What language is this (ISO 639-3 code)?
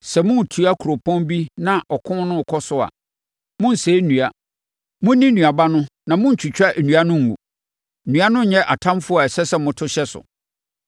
aka